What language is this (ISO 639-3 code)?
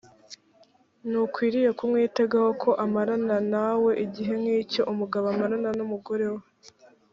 kin